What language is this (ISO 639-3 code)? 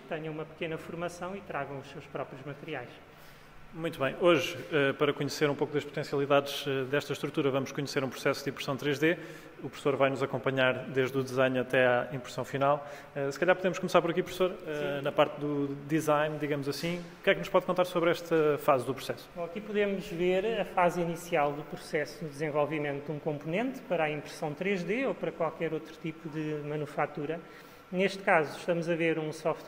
por